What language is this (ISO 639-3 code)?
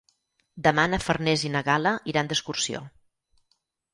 cat